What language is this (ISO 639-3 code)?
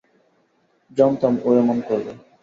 ben